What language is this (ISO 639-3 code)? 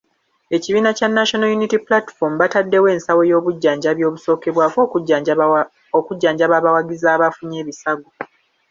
lug